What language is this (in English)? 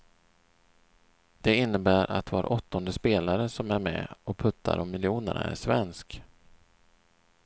Swedish